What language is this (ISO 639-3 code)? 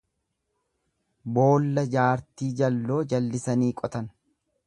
orm